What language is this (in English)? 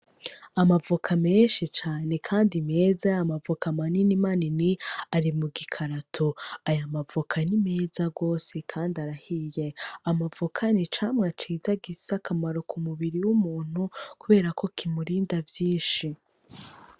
Rundi